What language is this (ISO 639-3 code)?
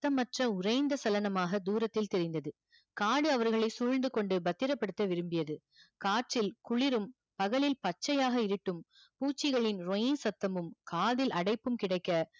tam